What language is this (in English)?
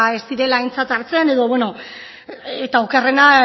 Basque